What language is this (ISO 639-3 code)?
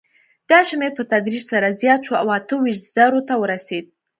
pus